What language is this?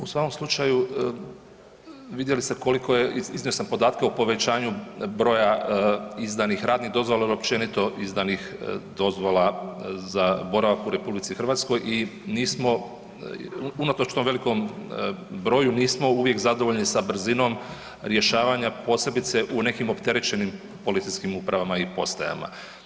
Croatian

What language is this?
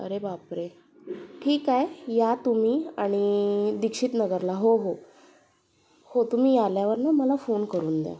Marathi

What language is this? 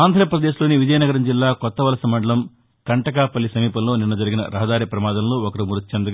Telugu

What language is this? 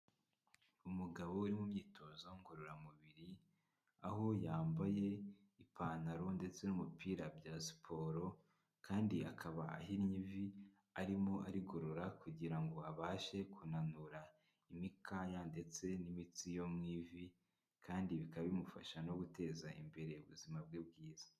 Kinyarwanda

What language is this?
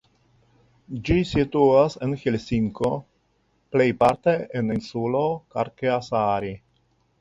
Esperanto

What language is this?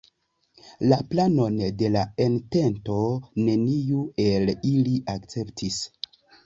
Esperanto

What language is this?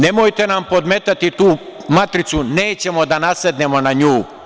Serbian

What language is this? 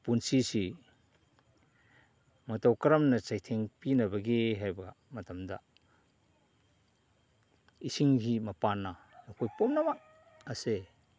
Manipuri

